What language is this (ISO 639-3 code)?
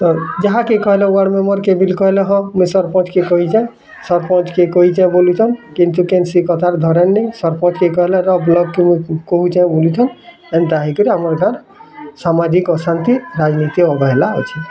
ori